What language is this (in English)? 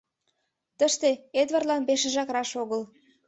Mari